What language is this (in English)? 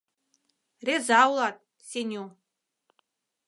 Mari